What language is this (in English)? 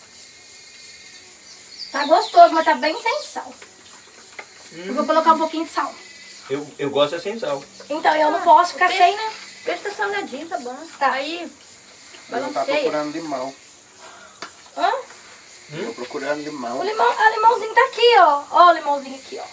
Portuguese